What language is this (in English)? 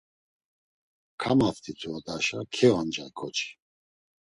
Laz